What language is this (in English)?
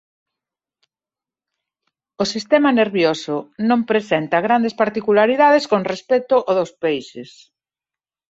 Galician